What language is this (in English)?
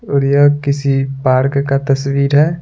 Hindi